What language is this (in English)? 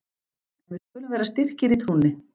Icelandic